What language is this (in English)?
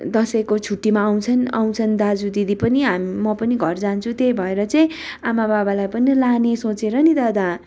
Nepali